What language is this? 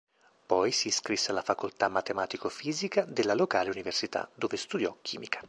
Italian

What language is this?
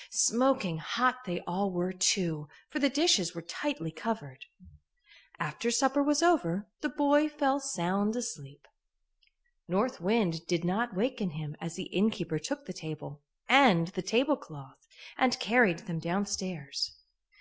English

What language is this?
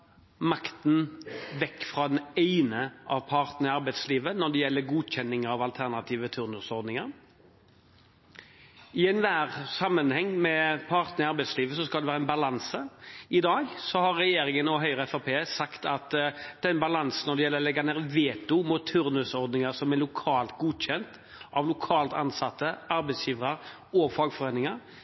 Norwegian Bokmål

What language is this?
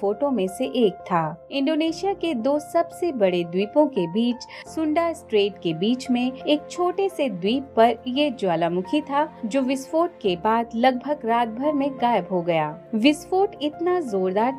Hindi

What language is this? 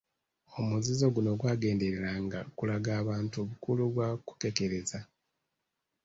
Ganda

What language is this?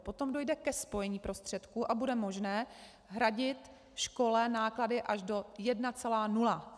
Czech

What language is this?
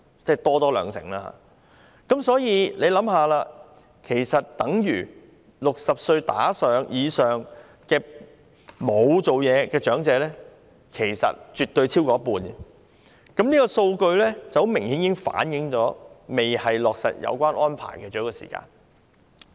Cantonese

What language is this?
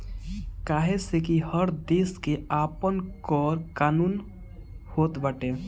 Bhojpuri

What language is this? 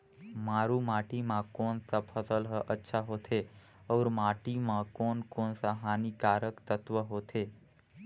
Chhattisgarhi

